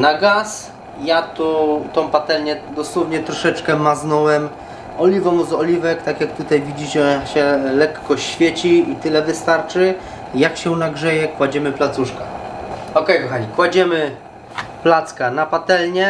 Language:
Polish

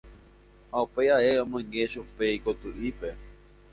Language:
Guarani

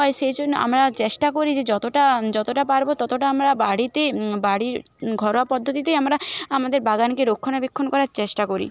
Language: Bangla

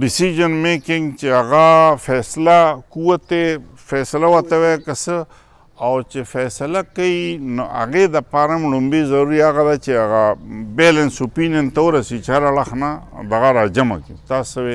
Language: Romanian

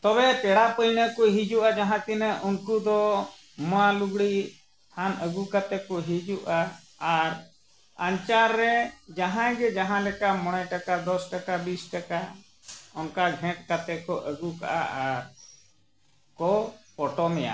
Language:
Santali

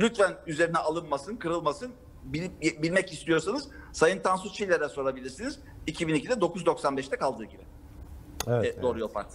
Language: Turkish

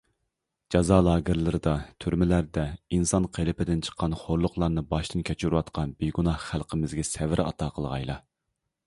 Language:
Uyghur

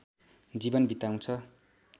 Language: Nepali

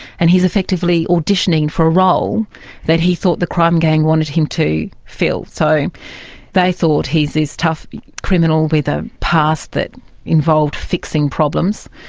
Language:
English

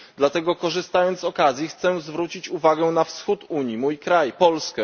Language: Polish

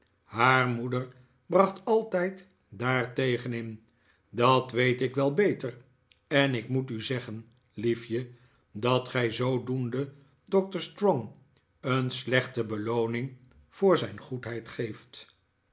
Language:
Dutch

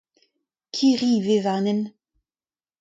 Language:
Breton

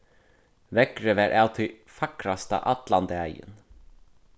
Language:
Faroese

